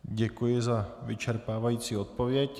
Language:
Czech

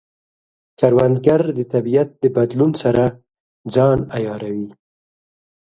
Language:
Pashto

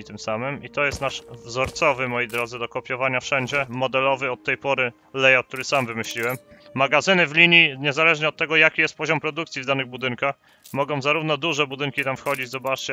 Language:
Polish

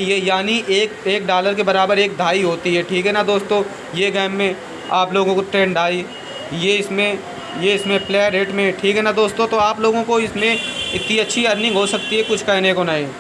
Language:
Hindi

